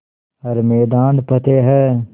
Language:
Hindi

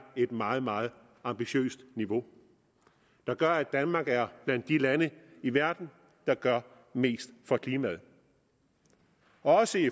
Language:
Danish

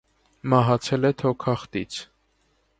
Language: Armenian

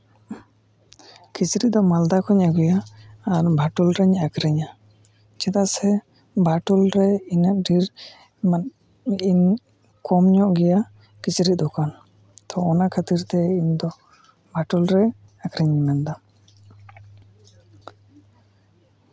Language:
Santali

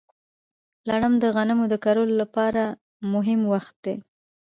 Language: Pashto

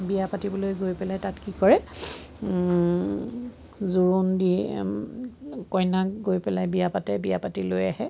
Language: Assamese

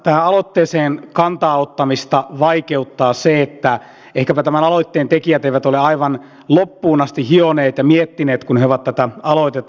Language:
Finnish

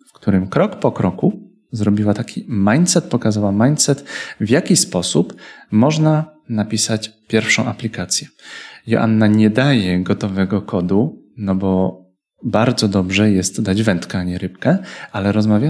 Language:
Polish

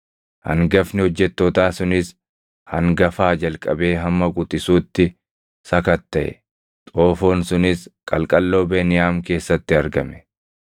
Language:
Oromo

